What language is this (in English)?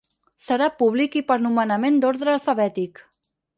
Catalan